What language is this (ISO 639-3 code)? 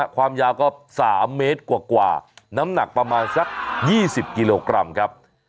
tha